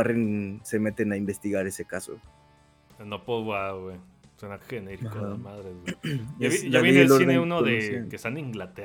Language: Spanish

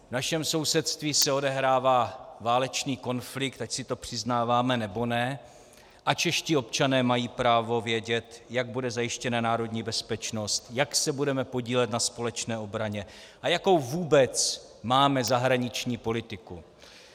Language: Czech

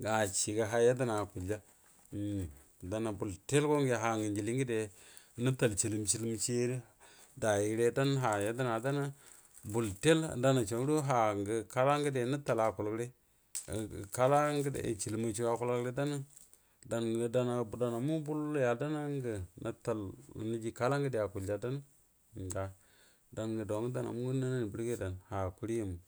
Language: Buduma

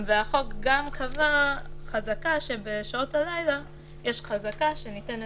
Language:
Hebrew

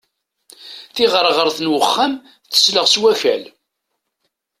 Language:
Kabyle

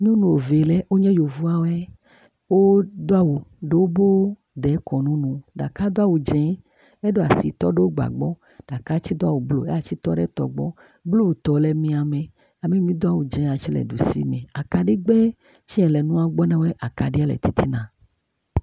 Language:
Ewe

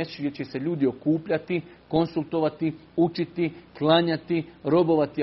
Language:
Croatian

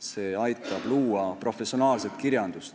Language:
Estonian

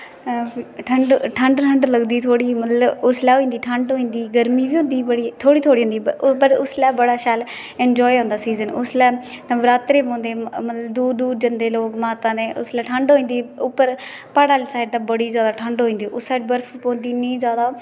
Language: Dogri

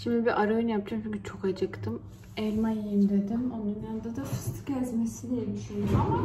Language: Turkish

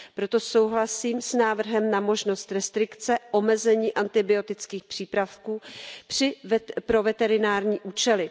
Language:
Czech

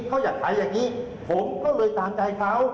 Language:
Thai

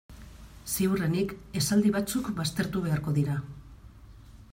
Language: Basque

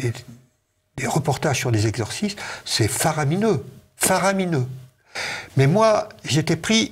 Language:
French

